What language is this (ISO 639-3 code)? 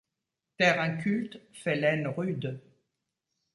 fra